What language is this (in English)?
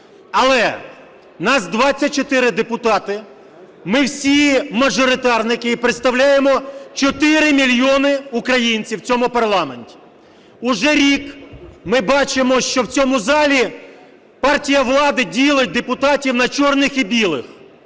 Ukrainian